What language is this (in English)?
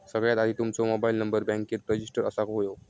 Marathi